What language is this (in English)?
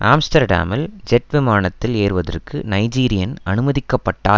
Tamil